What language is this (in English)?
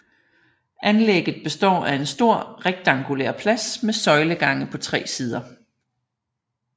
Danish